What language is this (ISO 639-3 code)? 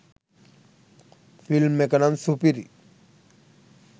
sin